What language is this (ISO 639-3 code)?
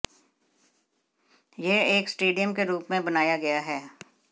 hin